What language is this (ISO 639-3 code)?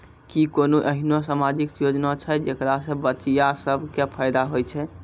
mai